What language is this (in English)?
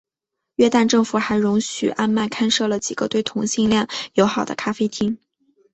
Chinese